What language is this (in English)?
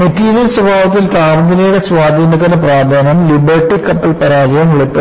Malayalam